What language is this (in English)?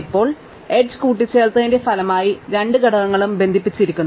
Malayalam